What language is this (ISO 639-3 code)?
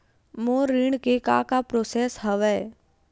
hne